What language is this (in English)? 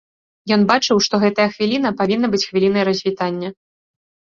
Belarusian